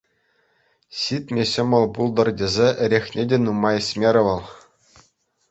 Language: Chuvash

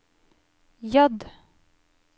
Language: Norwegian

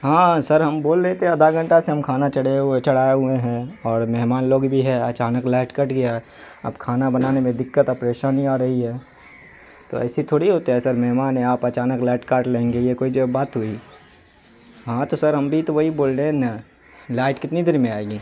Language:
Urdu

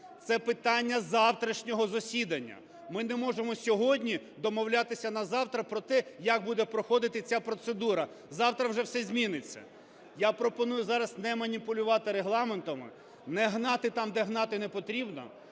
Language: Ukrainian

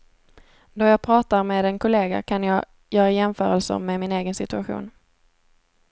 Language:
Swedish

